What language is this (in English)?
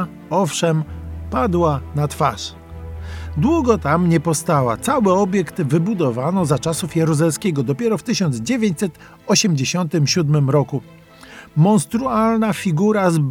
Polish